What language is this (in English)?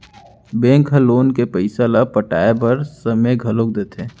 Chhattisgarhi